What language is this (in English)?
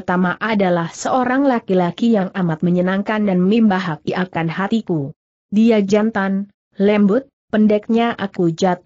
Indonesian